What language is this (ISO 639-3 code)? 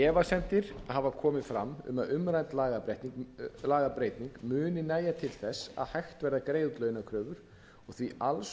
isl